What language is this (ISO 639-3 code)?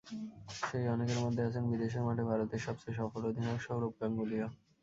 ben